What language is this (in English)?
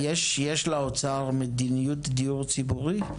Hebrew